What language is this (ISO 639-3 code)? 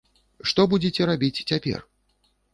bel